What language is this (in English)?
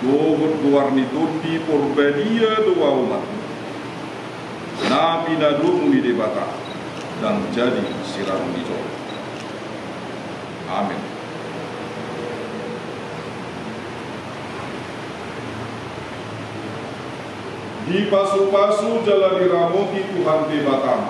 Indonesian